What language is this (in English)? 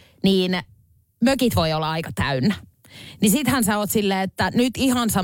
Finnish